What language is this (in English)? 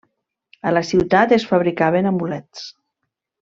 Catalan